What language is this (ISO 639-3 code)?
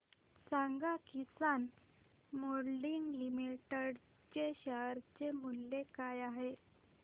mar